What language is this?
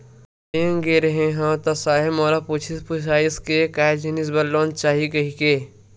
Chhattisgarhi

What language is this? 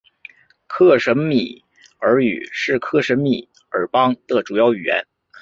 Chinese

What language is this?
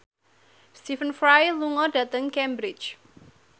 Javanese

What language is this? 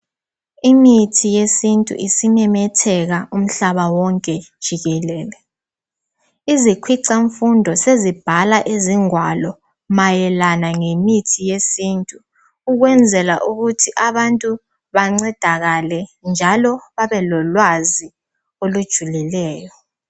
North Ndebele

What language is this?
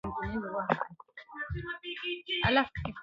Swahili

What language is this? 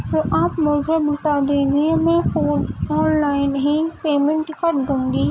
Urdu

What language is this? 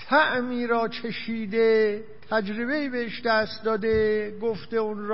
Persian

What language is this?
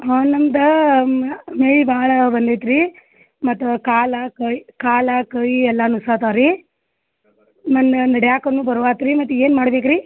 Kannada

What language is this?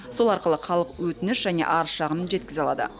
Kazakh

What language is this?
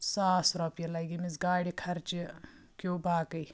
Kashmiri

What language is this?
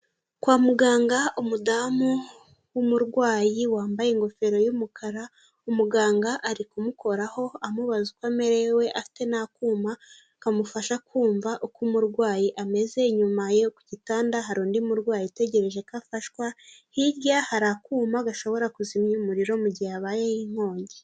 Kinyarwanda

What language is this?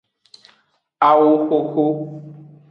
Aja (Benin)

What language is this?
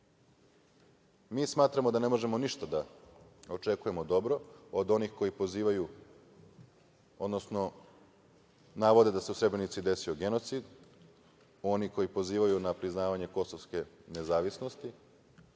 Serbian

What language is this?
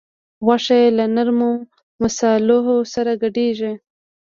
Pashto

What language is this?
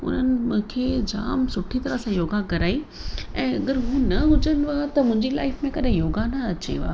Sindhi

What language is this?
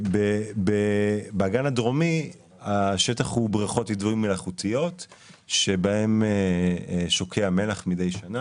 Hebrew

